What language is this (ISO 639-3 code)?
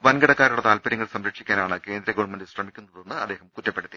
mal